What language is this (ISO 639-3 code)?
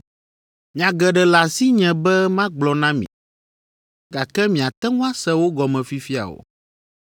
ewe